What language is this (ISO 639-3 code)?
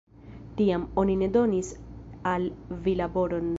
epo